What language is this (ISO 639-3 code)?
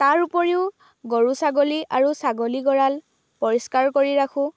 asm